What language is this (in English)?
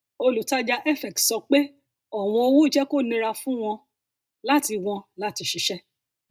Yoruba